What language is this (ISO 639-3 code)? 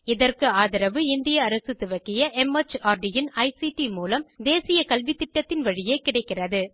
tam